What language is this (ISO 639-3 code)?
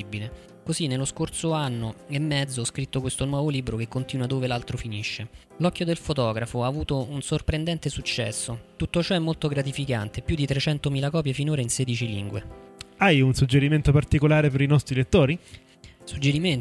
ita